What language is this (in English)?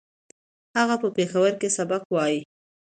Pashto